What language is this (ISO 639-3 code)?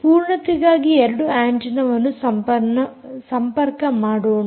kan